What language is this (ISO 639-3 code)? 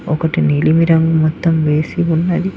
tel